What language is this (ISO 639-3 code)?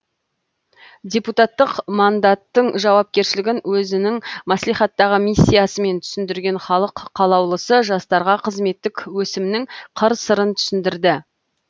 kaz